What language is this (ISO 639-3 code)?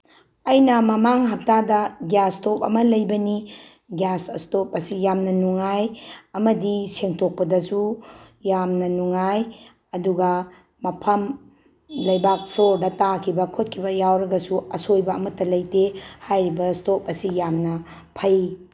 mni